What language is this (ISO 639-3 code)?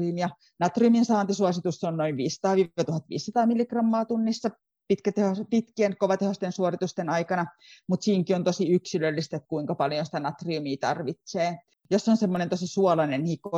fin